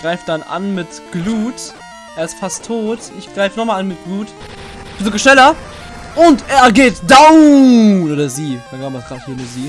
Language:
German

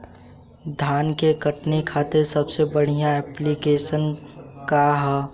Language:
Bhojpuri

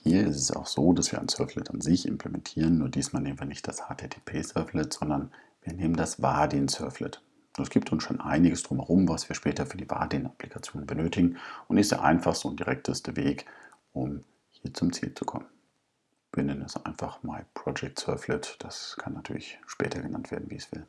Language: German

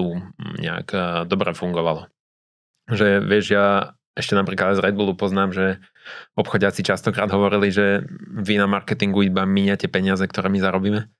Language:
Slovak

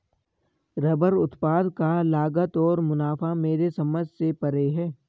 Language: Hindi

